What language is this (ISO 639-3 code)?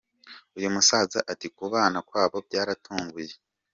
kin